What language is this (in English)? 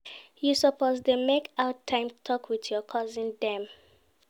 Nigerian Pidgin